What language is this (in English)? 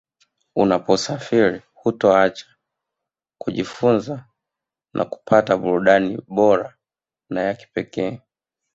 Swahili